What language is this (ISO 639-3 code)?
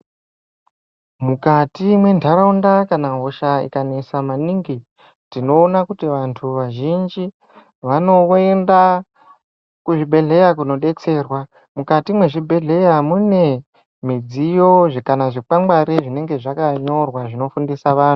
ndc